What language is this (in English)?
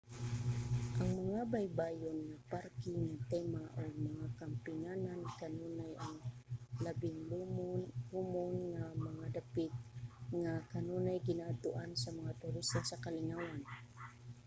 Cebuano